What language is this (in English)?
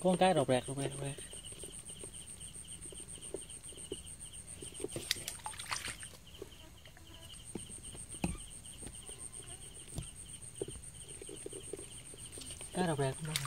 Vietnamese